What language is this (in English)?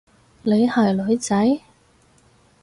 Cantonese